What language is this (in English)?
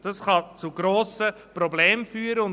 Swiss German